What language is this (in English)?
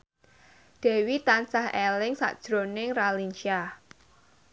Javanese